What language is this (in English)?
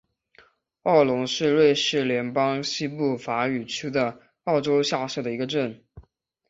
Chinese